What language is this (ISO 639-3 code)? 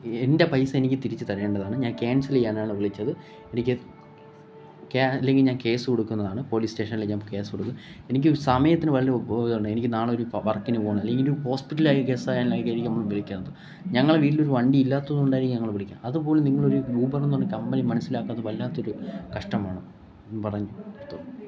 mal